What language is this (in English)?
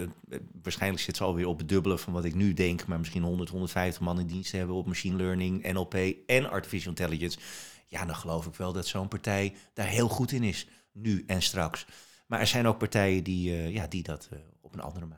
Dutch